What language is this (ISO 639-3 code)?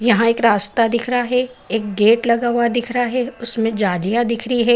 hin